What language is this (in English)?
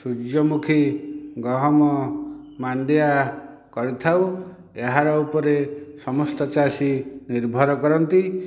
Odia